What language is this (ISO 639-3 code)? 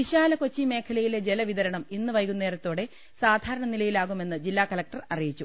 mal